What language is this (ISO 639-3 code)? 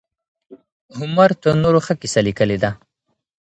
pus